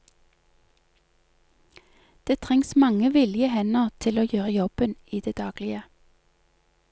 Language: Norwegian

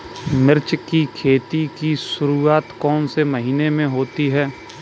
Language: Hindi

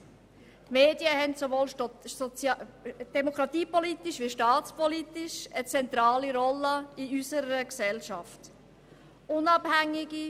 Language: Swiss German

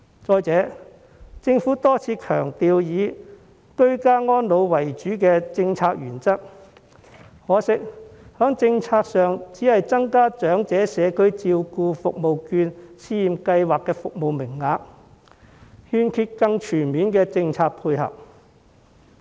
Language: Cantonese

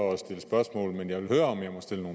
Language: Danish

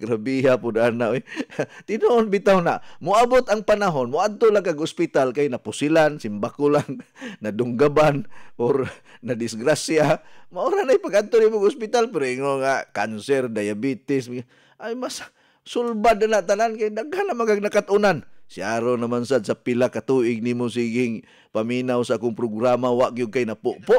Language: Filipino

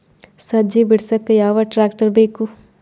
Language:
Kannada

